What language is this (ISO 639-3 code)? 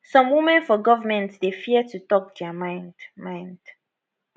pcm